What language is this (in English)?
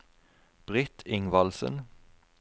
Norwegian